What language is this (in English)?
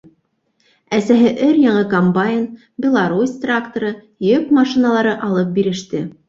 Bashkir